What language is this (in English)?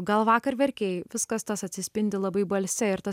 Lithuanian